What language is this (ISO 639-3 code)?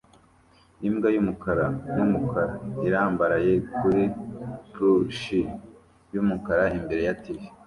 kin